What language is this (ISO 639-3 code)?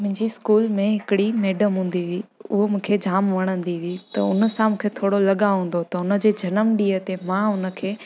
snd